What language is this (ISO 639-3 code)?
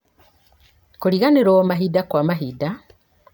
kik